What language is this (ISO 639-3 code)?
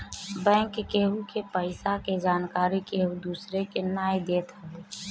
bho